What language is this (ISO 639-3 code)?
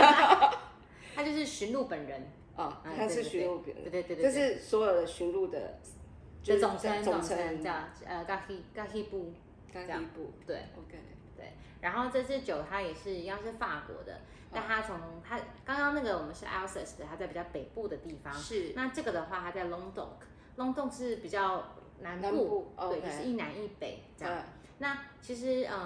zho